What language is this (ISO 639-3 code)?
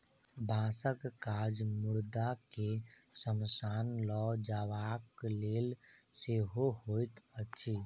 mai